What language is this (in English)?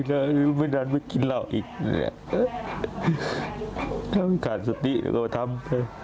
Thai